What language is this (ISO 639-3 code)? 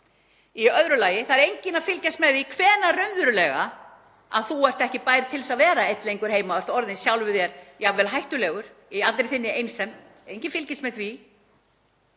isl